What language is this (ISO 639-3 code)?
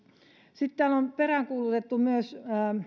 fin